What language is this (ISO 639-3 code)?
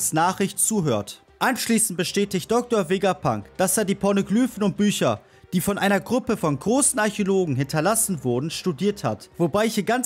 deu